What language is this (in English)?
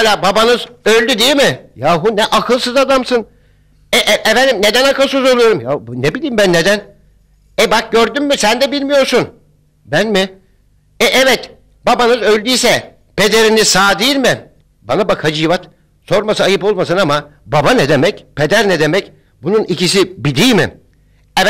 Turkish